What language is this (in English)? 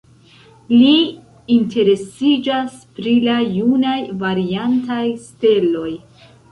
Esperanto